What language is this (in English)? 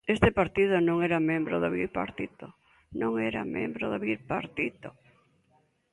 Galician